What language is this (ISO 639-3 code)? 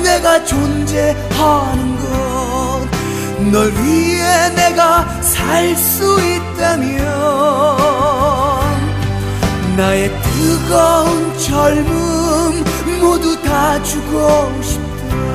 kor